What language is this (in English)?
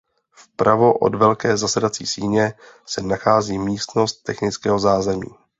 Czech